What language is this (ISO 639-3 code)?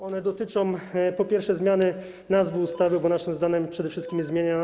pol